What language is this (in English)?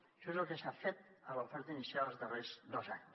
Catalan